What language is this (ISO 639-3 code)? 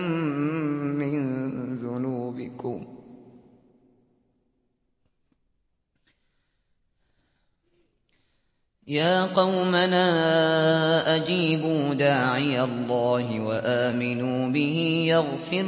ara